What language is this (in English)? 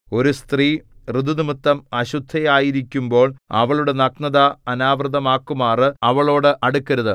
Malayalam